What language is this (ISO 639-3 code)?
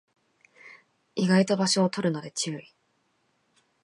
jpn